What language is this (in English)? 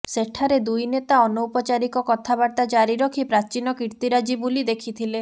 Odia